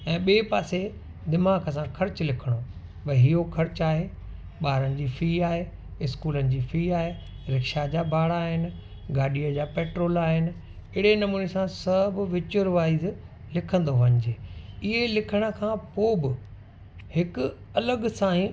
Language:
Sindhi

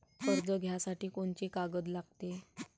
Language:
Marathi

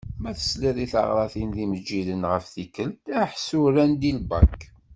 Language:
Kabyle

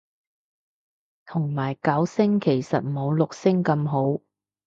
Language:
Cantonese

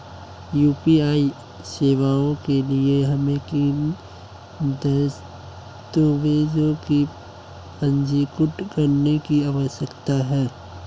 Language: Hindi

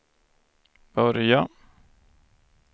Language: Swedish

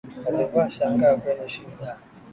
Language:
Swahili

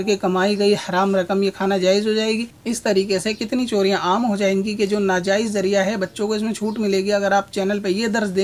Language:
Hindi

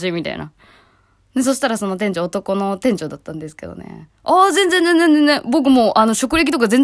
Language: Japanese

